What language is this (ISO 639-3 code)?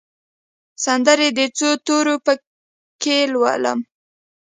pus